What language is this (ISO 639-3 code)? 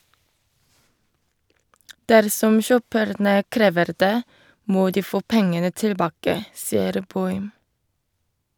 nor